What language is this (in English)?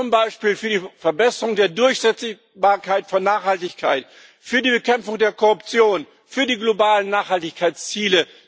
German